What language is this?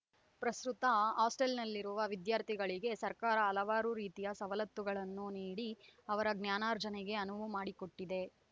Kannada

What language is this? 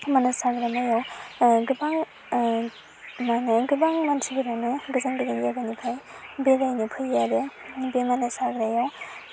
Bodo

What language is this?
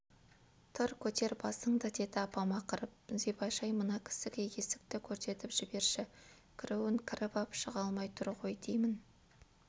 Kazakh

